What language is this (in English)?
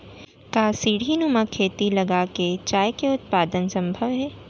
Chhattisgarhi